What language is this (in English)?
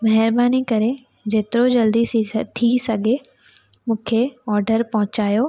Sindhi